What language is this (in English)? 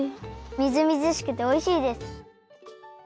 Japanese